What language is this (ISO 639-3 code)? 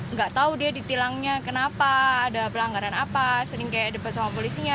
ind